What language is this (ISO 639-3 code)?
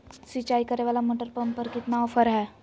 mag